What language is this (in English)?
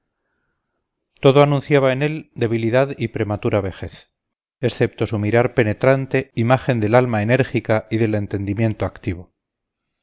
Spanish